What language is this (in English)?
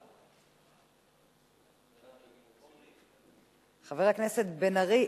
Hebrew